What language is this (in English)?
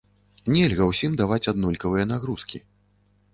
Belarusian